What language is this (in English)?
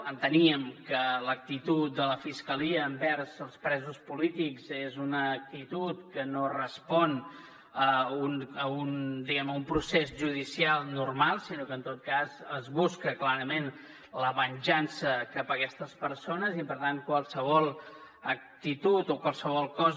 Catalan